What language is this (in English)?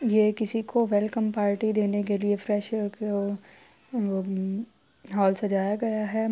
Urdu